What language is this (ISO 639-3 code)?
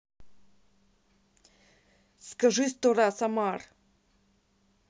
rus